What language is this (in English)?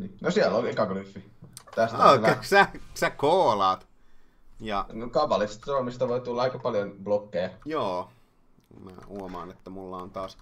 Finnish